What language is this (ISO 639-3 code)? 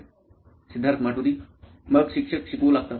mar